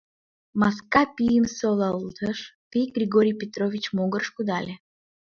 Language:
Mari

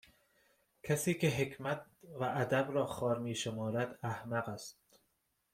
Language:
Persian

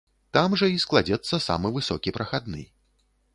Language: Belarusian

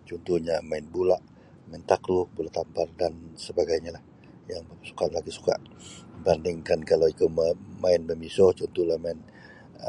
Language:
Sabah Bisaya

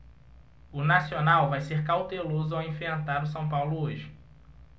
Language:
Portuguese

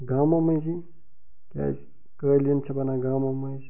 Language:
Kashmiri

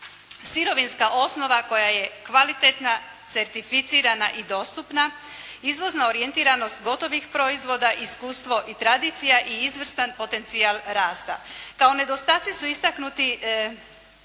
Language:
Croatian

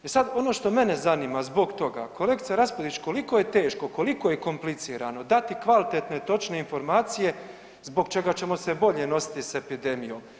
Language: Croatian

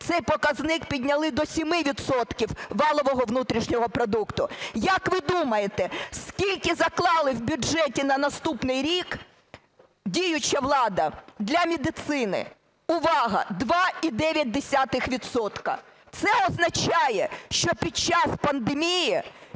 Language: Ukrainian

